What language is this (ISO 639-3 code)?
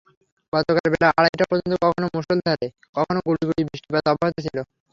ben